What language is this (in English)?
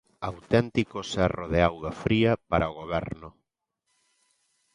Galician